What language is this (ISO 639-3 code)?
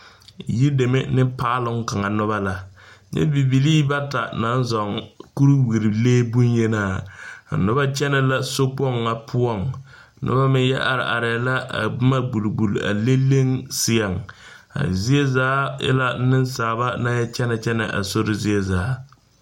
dga